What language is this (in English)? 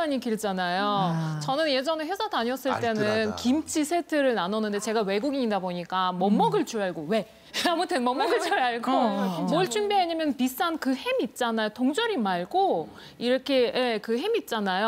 Korean